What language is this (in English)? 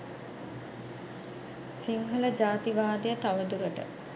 Sinhala